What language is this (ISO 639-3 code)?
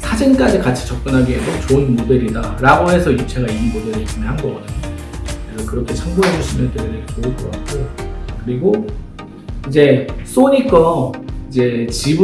kor